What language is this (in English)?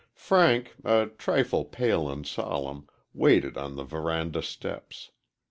English